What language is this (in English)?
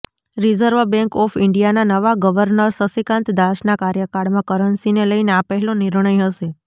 Gujarati